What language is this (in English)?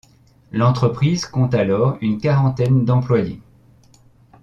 French